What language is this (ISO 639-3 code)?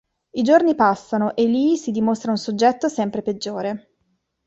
ita